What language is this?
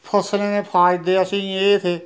Dogri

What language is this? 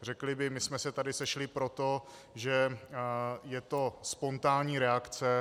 Czech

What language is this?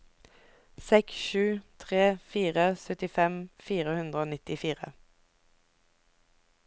Norwegian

